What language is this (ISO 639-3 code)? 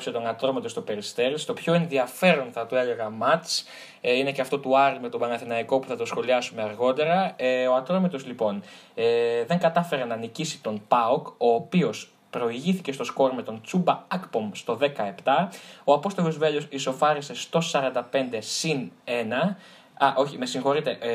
ell